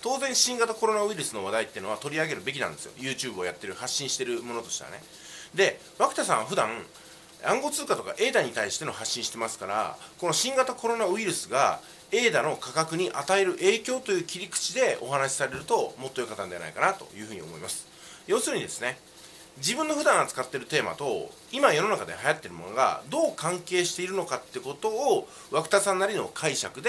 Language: Japanese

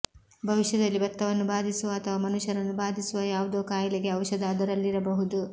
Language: Kannada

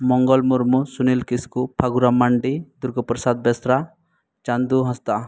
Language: Santali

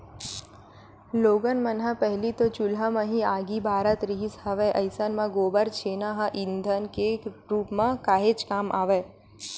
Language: Chhattisgarhi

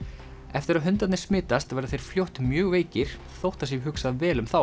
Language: Icelandic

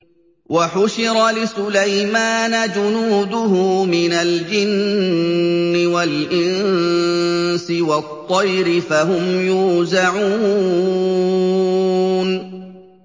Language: Arabic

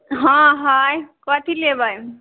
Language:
Maithili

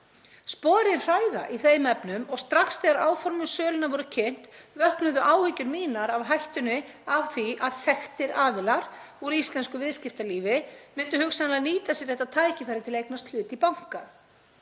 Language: Icelandic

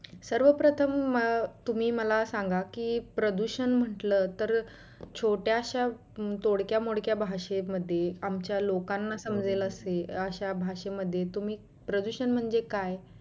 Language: Marathi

